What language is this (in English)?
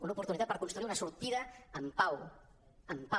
Catalan